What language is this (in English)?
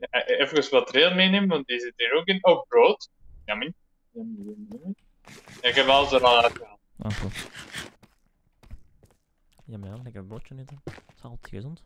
Dutch